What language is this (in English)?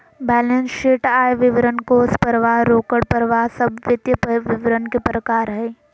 Magahi